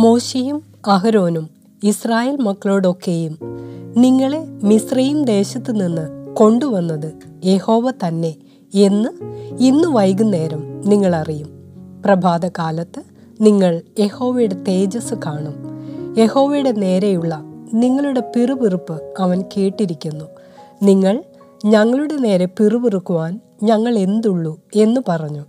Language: Malayalam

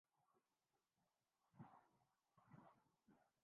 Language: Urdu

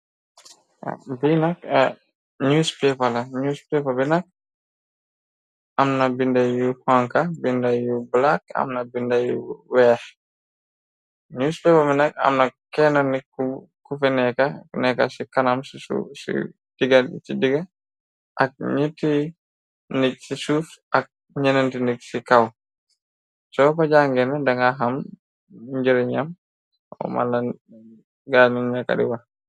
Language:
Wolof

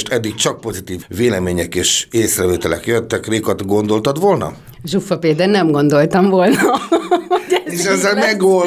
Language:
Hungarian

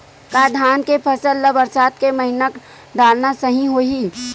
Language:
Chhattisgarhi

